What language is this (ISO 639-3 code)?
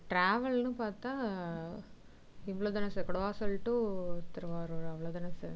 tam